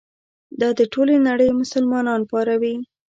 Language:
Pashto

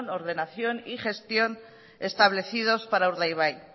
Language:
Spanish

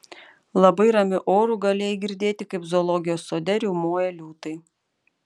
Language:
Lithuanian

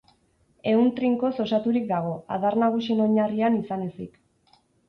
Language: Basque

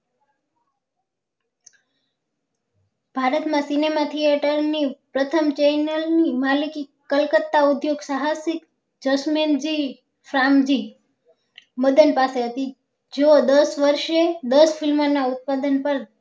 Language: Gujarati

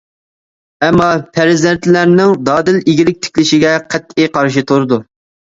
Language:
Uyghur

